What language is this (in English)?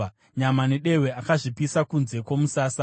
Shona